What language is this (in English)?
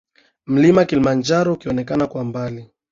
Swahili